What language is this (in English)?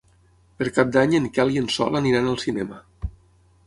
Catalan